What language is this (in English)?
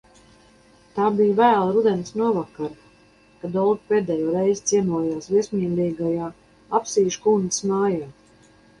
Latvian